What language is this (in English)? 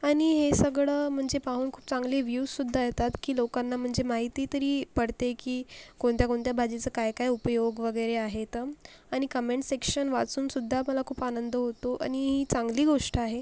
Marathi